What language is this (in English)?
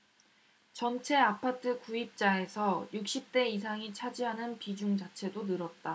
Korean